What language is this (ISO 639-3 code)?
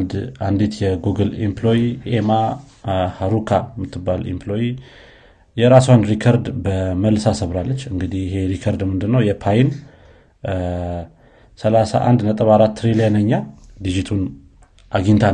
amh